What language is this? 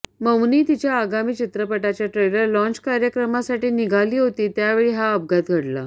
Marathi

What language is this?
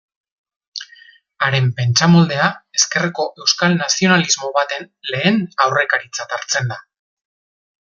Basque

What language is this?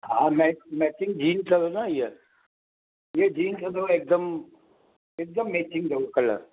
Sindhi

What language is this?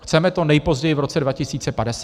Czech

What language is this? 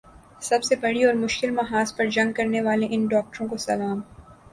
Urdu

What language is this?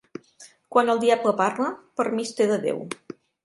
Catalan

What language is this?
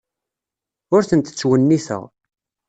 Kabyle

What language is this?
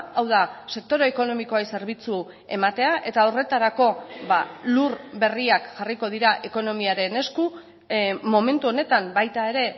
Basque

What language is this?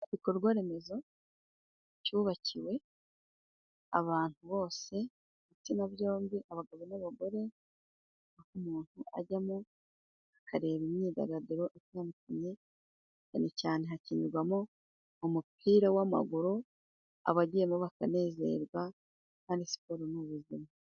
Kinyarwanda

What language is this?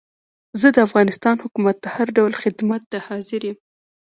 Pashto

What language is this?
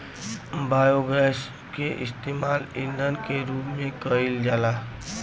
Bhojpuri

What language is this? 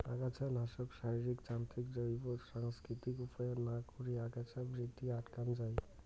Bangla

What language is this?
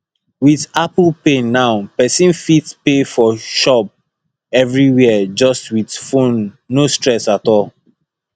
Nigerian Pidgin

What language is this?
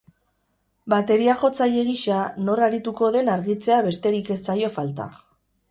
Basque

